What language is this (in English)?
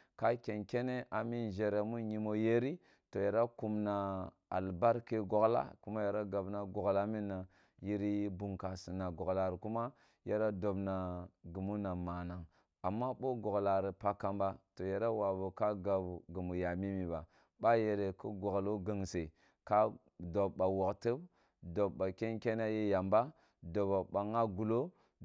Kulung (Nigeria)